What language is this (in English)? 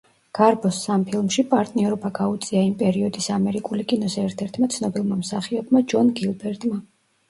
Georgian